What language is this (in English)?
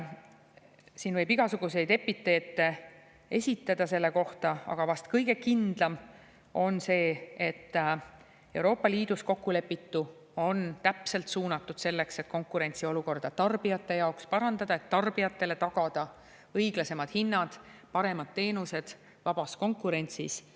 Estonian